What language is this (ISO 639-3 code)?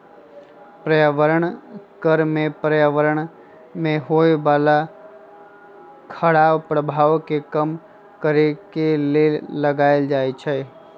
mag